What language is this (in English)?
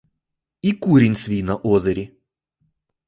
Ukrainian